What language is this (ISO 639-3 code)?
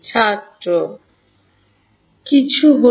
ben